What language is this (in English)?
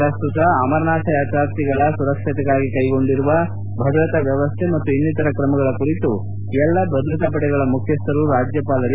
Kannada